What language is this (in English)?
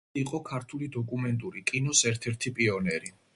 Georgian